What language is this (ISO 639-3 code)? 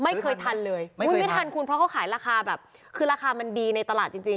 tha